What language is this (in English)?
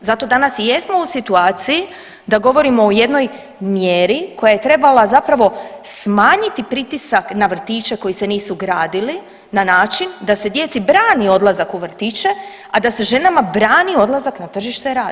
Croatian